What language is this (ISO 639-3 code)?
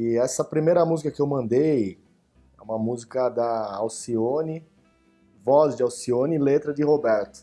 por